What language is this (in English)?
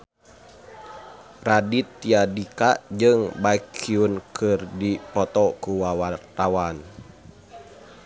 Sundanese